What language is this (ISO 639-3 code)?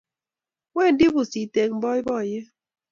kln